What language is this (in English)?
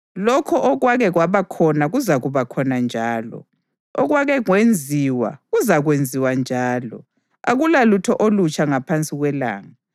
North Ndebele